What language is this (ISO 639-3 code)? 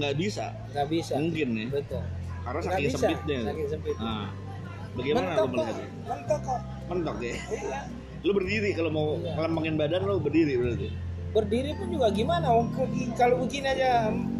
ind